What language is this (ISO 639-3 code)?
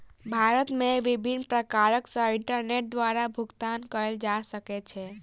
mai